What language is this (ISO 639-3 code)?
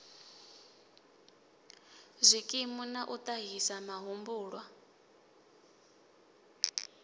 ven